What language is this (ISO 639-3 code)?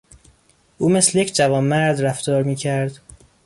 fas